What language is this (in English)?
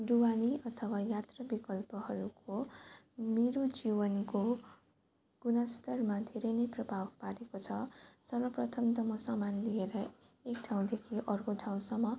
Nepali